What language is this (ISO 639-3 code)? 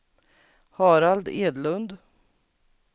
swe